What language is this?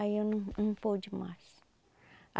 Portuguese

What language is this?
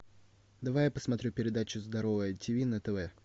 Russian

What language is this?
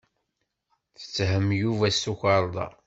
Kabyle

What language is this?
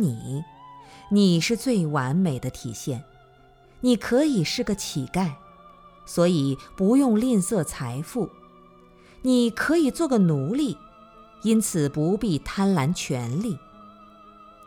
Chinese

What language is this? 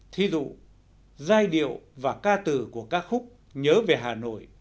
Vietnamese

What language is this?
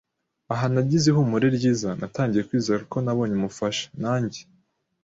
Kinyarwanda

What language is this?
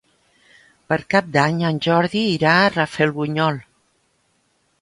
Catalan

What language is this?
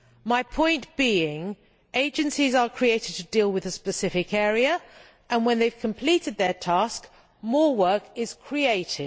English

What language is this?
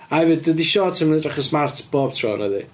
Welsh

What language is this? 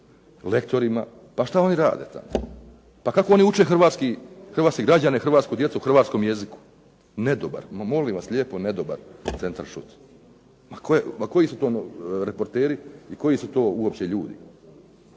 Croatian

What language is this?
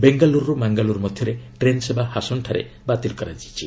Odia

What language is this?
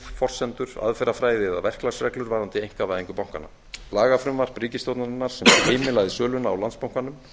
Icelandic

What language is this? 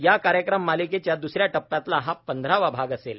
Marathi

